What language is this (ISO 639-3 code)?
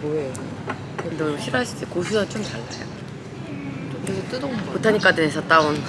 kor